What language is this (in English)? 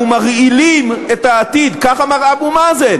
Hebrew